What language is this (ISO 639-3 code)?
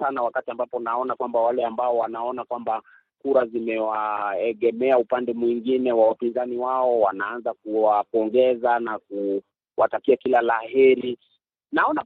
swa